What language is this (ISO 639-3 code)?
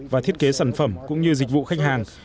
vie